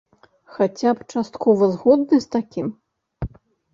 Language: Belarusian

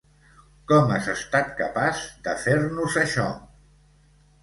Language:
Catalan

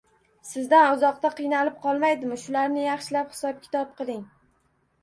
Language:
Uzbek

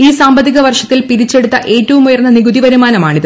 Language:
Malayalam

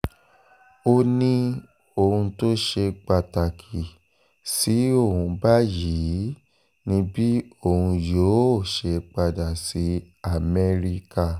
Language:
Yoruba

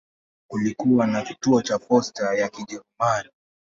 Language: Swahili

